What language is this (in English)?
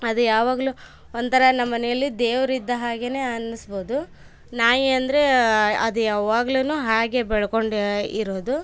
Kannada